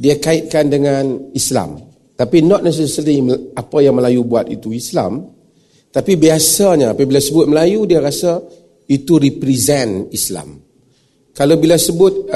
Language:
Malay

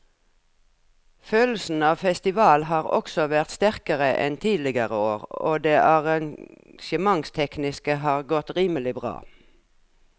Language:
Norwegian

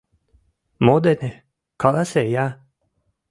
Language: Mari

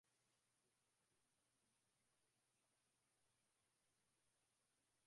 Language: Swahili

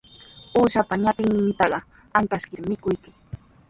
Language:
Sihuas Ancash Quechua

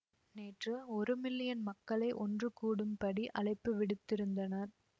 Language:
Tamil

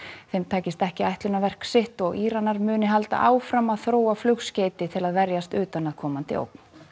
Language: Icelandic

